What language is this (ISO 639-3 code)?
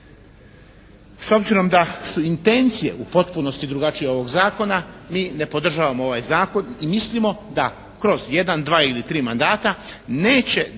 hrv